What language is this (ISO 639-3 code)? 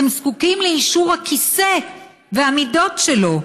heb